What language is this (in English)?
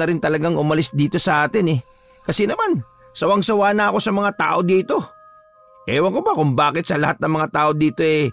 Filipino